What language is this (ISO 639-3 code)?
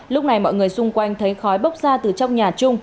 vie